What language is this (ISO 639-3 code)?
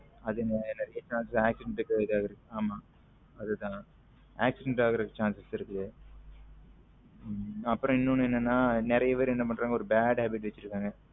tam